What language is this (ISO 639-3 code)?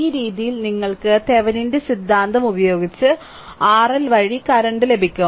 mal